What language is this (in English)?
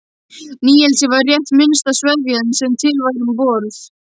Icelandic